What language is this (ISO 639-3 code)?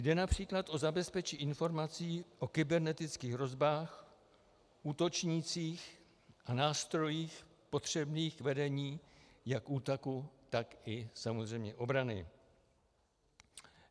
ces